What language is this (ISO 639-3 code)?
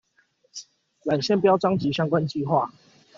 zho